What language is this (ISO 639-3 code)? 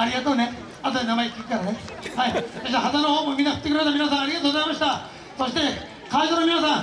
jpn